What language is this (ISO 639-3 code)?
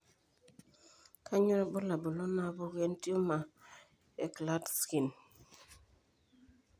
mas